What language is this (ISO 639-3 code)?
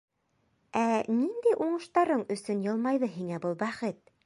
bak